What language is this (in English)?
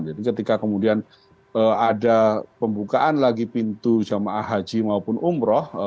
Indonesian